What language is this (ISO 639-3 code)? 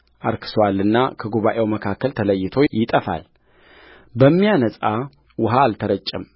amh